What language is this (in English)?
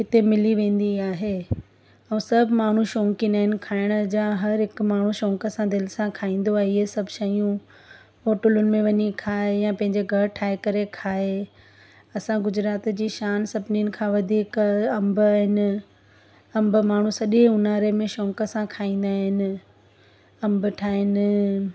Sindhi